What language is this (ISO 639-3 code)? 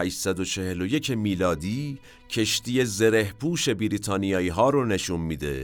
fas